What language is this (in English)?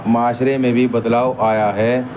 Urdu